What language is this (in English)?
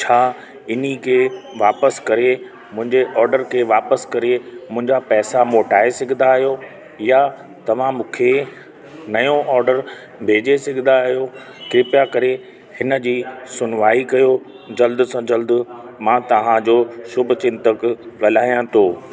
Sindhi